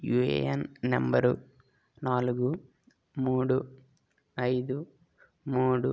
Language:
Telugu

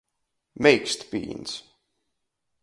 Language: Latgalian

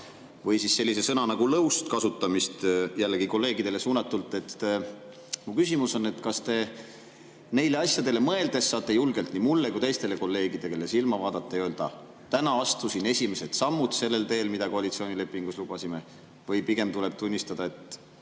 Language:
Estonian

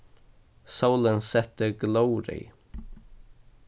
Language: Faroese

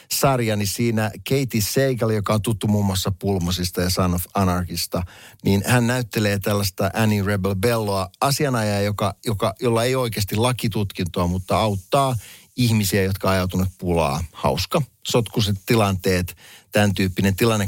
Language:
Finnish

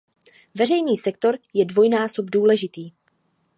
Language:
Czech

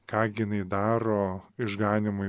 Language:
Lithuanian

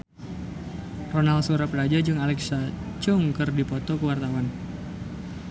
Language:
Sundanese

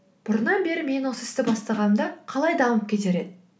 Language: Kazakh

